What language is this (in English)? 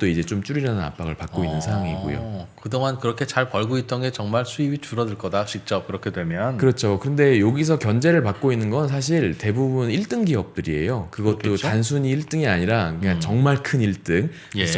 Korean